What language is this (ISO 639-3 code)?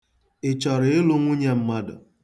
ibo